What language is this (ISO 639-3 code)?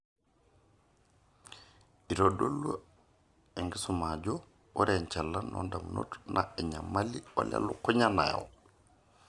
mas